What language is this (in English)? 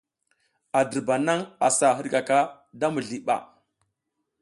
South Giziga